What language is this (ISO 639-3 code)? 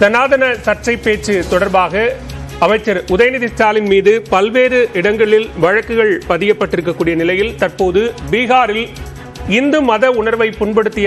ara